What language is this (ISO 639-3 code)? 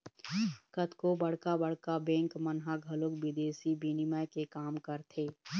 hne